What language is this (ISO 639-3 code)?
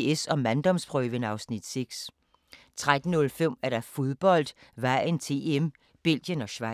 dan